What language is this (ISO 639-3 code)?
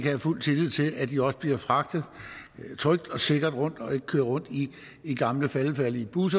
dan